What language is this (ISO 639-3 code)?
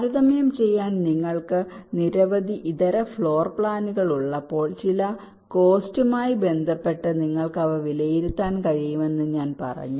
mal